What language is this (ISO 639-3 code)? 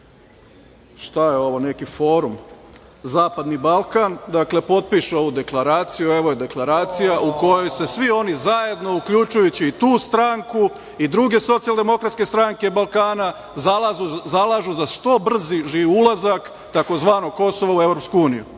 srp